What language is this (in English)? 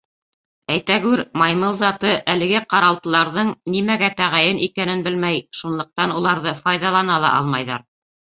Bashkir